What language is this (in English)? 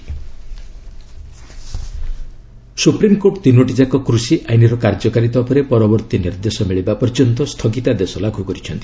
Odia